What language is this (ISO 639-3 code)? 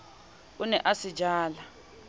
sot